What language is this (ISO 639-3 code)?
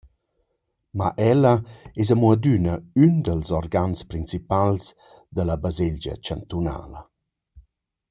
roh